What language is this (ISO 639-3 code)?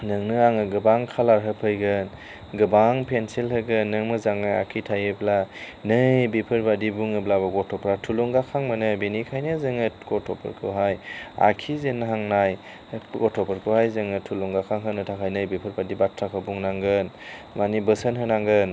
brx